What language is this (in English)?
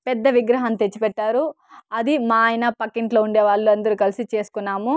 Telugu